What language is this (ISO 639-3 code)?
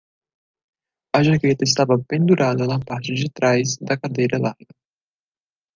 por